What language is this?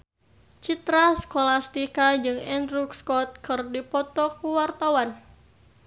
Sundanese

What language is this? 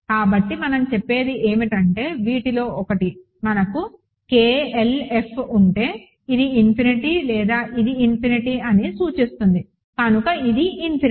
Telugu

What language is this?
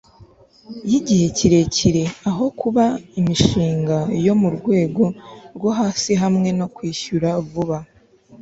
Kinyarwanda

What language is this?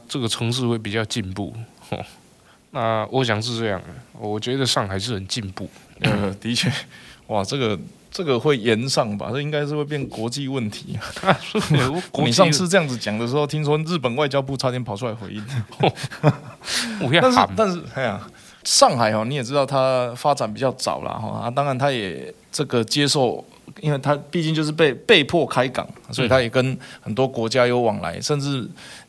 Chinese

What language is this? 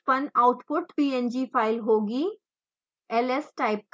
Hindi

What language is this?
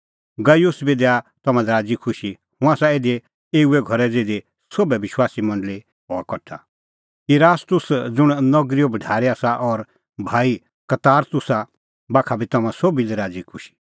Kullu Pahari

